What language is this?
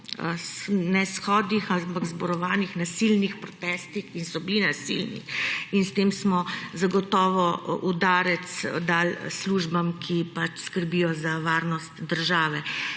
Slovenian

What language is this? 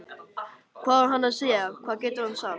Icelandic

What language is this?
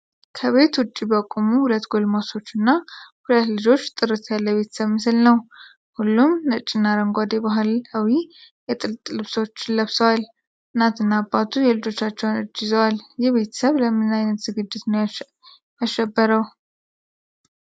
Amharic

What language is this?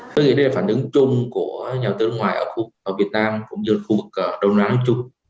Vietnamese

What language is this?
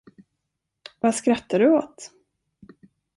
Swedish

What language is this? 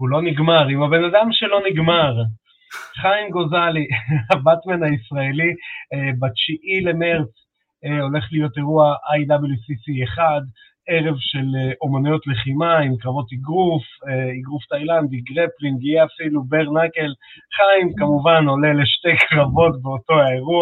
Hebrew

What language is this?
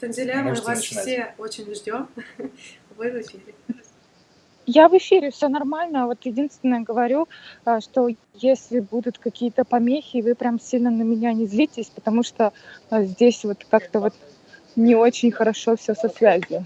Russian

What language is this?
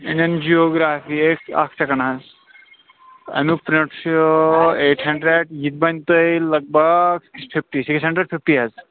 Kashmiri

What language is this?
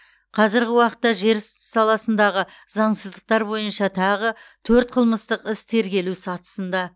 Kazakh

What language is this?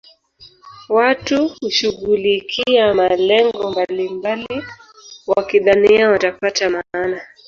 Swahili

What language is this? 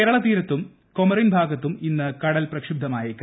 Malayalam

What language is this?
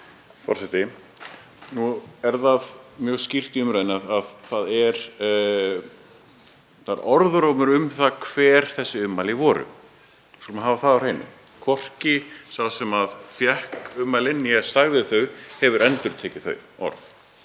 Icelandic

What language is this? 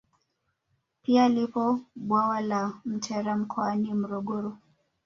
Swahili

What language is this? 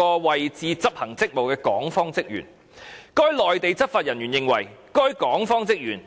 Cantonese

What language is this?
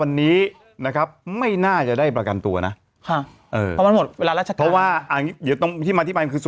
Thai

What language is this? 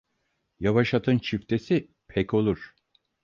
Turkish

